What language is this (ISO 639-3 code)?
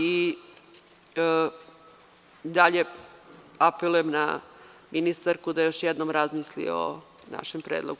srp